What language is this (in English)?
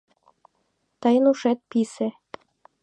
Mari